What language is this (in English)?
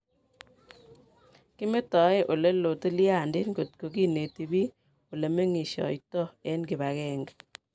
Kalenjin